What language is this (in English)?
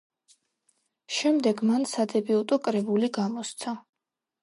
Georgian